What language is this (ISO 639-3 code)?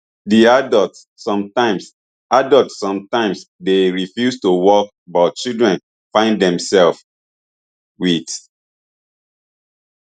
pcm